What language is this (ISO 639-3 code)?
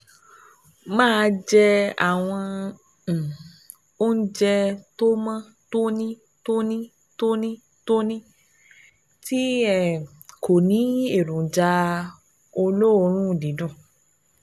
yor